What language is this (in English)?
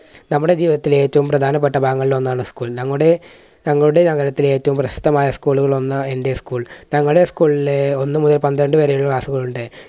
Malayalam